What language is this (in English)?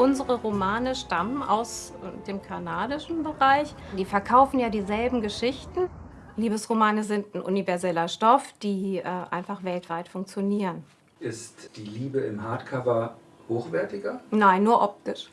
German